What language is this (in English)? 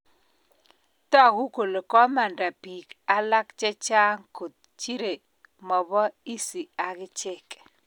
Kalenjin